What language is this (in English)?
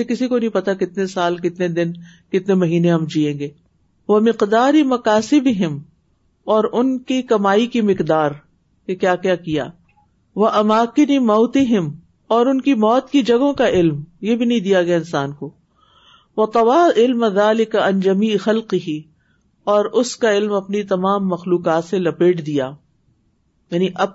Urdu